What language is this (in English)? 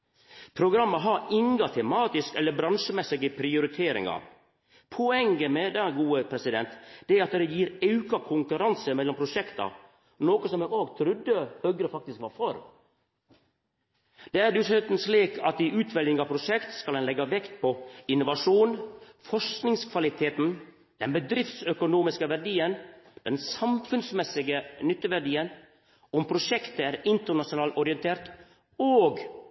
Norwegian Nynorsk